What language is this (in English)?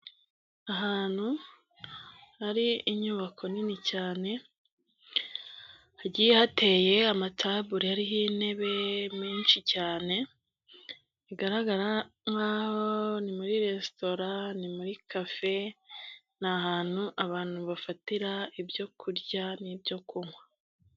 Kinyarwanda